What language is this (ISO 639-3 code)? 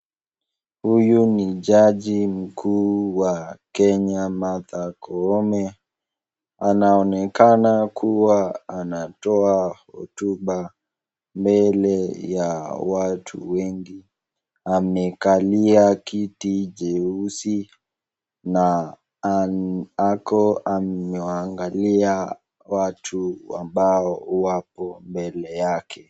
swa